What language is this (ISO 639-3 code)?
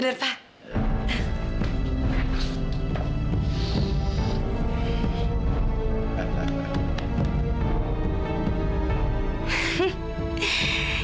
ind